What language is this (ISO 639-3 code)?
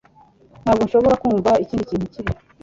kin